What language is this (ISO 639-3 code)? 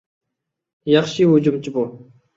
uig